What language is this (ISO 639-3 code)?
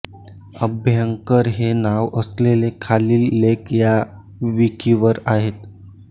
mar